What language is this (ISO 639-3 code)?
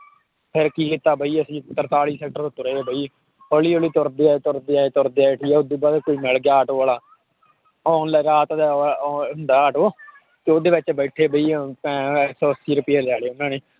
pan